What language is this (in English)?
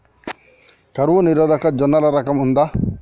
Telugu